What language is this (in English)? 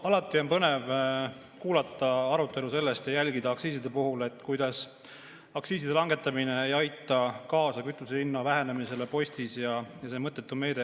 Estonian